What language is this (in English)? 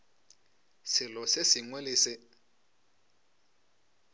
Northern Sotho